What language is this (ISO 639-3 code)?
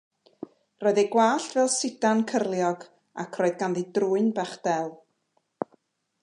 cym